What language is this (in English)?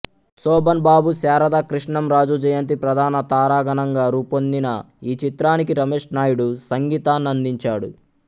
Telugu